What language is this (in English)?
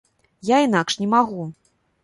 Belarusian